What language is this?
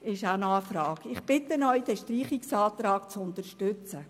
Swiss German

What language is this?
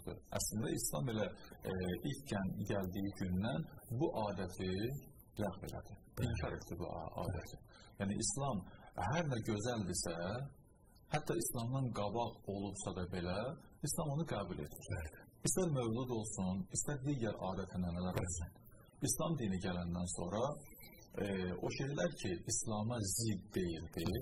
Turkish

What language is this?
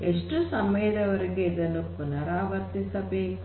Kannada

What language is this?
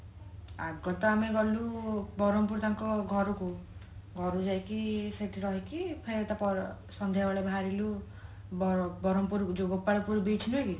Odia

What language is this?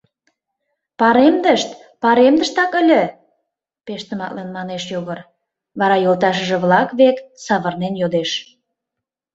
Mari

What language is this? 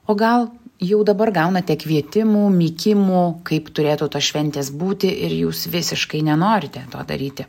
Lithuanian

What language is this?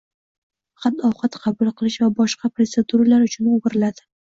Uzbek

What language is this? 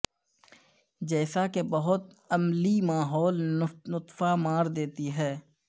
Urdu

